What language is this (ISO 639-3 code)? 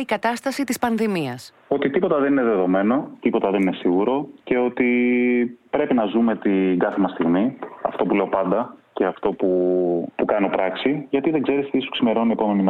ell